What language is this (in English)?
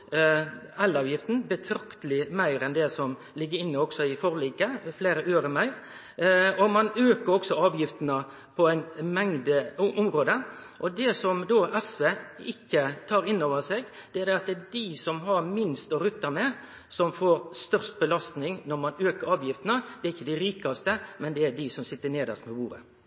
Norwegian Nynorsk